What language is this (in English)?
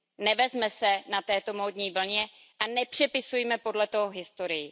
Czech